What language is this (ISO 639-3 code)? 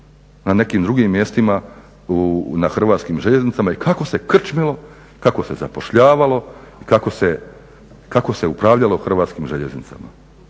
hrv